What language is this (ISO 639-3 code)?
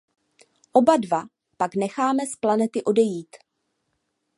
ces